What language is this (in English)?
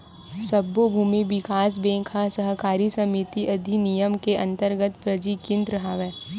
Chhattisgarhi